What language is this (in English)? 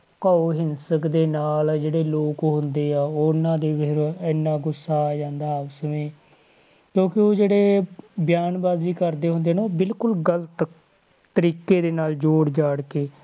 Punjabi